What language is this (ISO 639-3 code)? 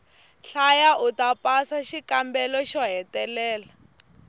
tso